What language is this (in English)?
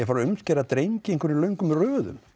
Icelandic